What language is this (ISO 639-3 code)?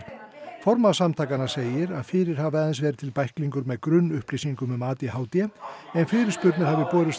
isl